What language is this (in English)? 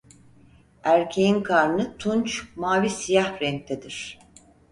Turkish